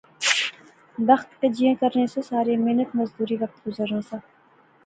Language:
Pahari-Potwari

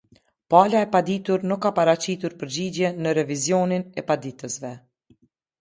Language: Albanian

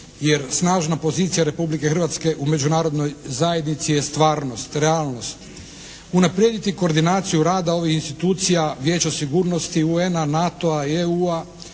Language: Croatian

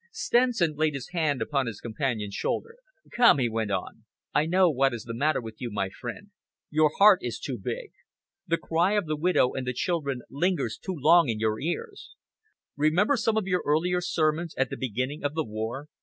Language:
English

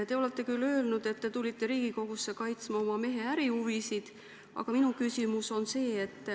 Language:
Estonian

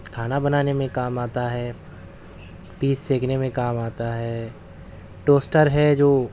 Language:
Urdu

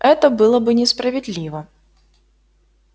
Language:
Russian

